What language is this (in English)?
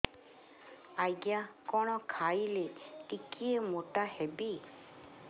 Odia